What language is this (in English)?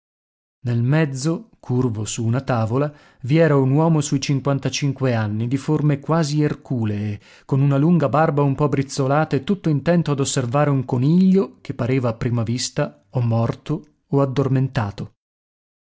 Italian